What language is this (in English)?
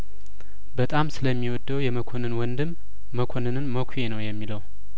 Amharic